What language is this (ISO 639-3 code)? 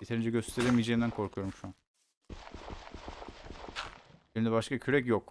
tur